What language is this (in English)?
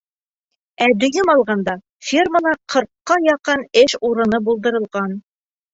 Bashkir